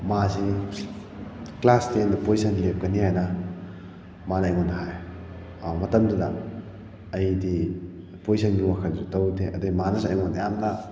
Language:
Manipuri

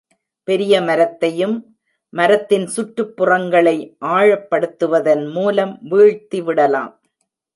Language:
Tamil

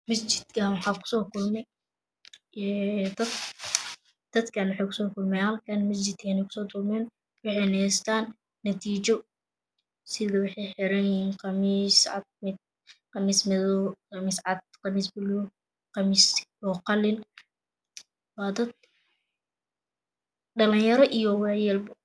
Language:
Somali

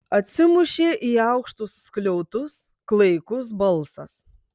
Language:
Lithuanian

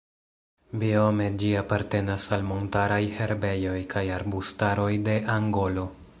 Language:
Esperanto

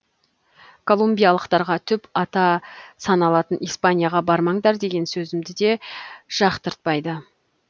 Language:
Kazakh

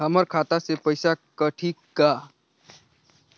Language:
Chhattisgarhi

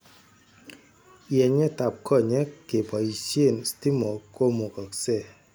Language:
Kalenjin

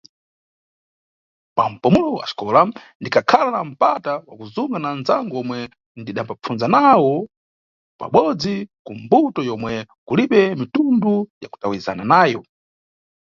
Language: Nyungwe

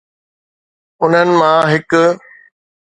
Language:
Sindhi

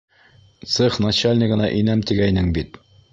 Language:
Bashkir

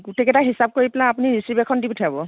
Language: Assamese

